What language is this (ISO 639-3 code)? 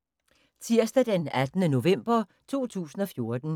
dan